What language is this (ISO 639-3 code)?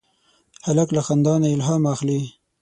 pus